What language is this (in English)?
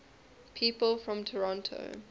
English